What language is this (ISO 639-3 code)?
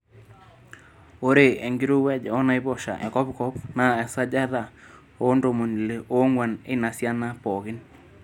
mas